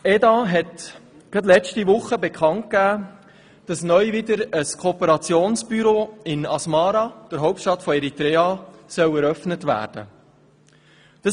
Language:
Swiss German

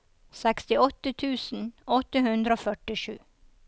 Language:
Norwegian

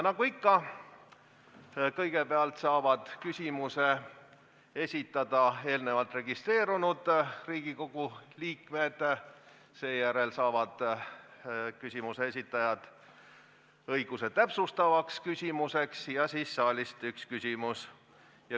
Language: Estonian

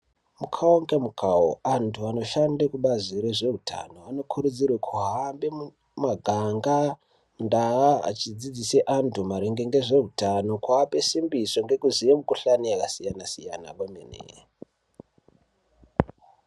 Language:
Ndau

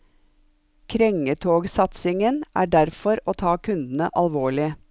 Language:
Norwegian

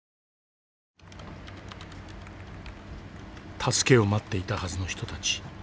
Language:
Japanese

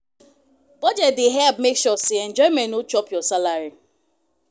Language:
Nigerian Pidgin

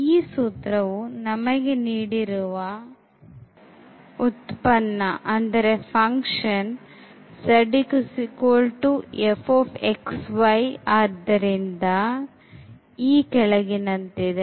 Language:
Kannada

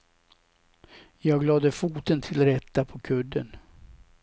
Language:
Swedish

